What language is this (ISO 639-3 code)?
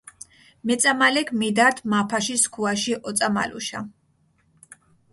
xmf